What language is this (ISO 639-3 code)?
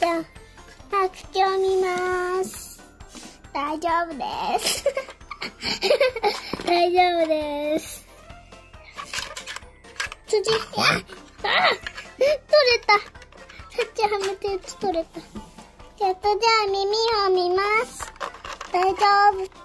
jpn